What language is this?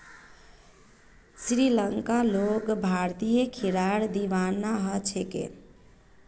Magahi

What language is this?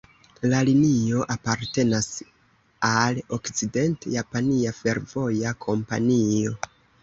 Esperanto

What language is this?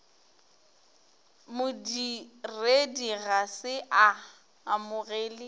Northern Sotho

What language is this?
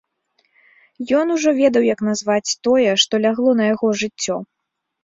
Belarusian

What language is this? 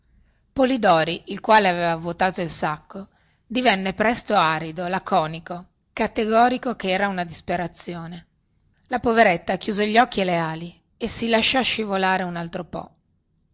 Italian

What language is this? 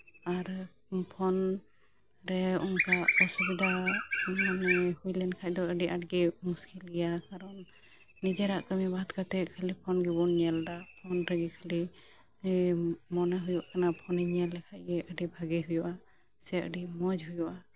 Santali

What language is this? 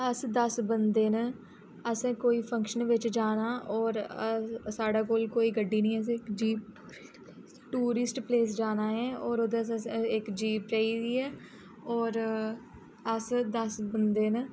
Dogri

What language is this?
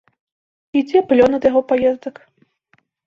Belarusian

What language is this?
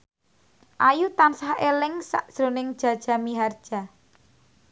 Javanese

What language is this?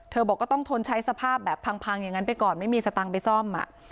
Thai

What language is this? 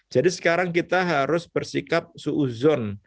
Indonesian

